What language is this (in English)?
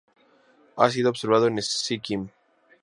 Spanish